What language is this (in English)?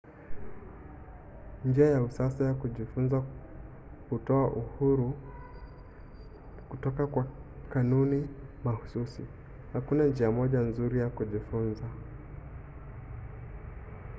Swahili